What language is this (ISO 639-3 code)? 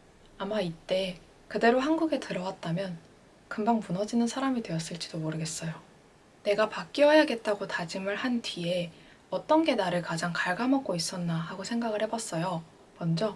kor